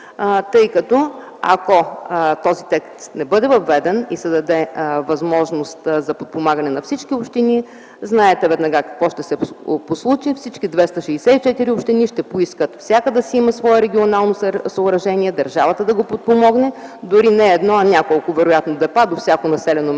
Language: Bulgarian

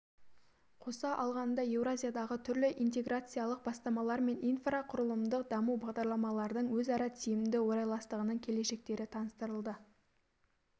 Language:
Kazakh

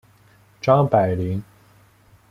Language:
Chinese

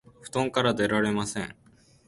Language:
Japanese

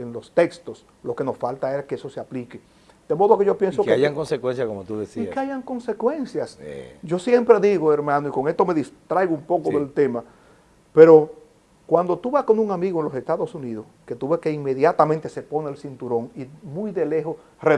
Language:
Spanish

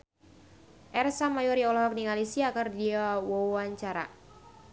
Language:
Sundanese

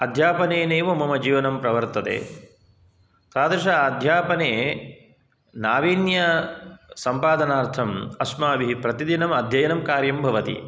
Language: Sanskrit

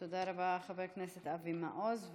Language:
Hebrew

